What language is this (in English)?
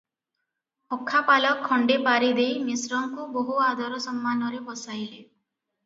Odia